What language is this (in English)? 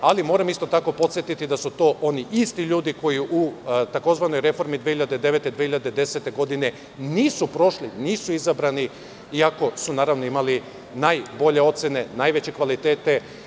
Serbian